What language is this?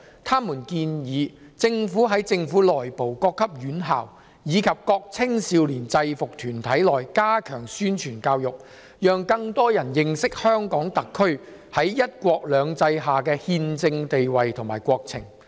Cantonese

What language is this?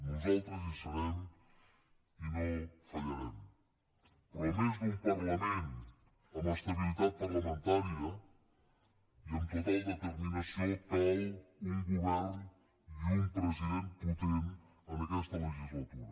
Catalan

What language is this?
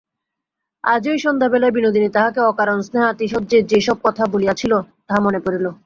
Bangla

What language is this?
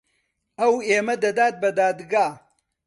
Central Kurdish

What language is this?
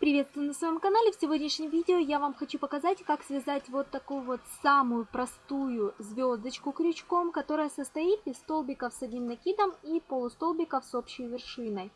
Russian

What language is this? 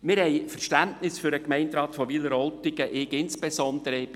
Swiss German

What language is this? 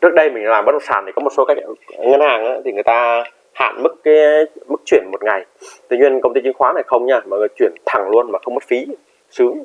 Vietnamese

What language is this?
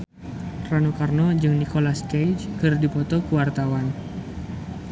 Sundanese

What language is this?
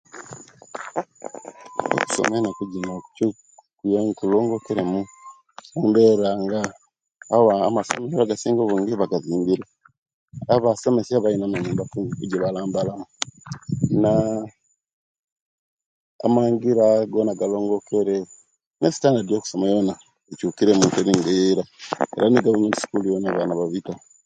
Kenyi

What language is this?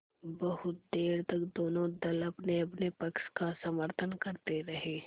Hindi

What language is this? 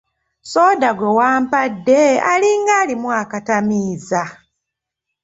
Ganda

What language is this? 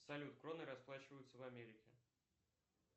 Russian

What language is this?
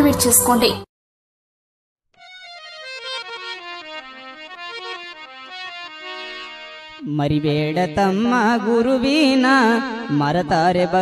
Hindi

